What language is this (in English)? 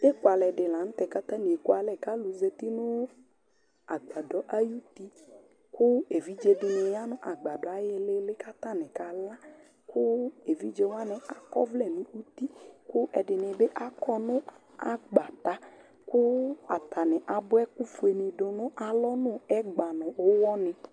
Ikposo